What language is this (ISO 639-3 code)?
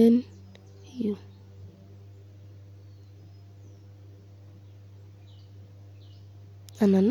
kln